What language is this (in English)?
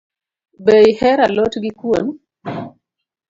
Luo (Kenya and Tanzania)